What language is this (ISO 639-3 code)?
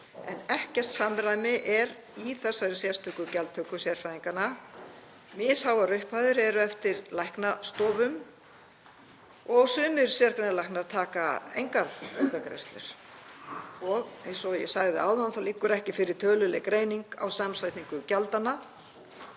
isl